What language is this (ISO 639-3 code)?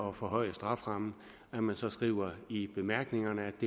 dan